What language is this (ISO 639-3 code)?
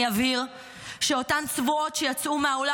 heb